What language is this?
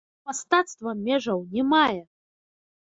Belarusian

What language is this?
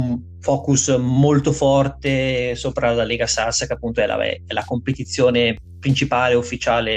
Italian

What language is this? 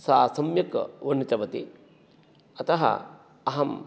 Sanskrit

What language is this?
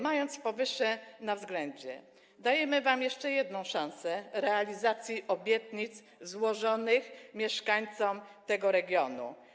Polish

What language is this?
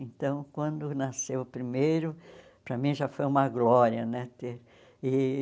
Portuguese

